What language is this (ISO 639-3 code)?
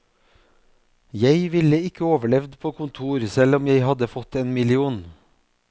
nor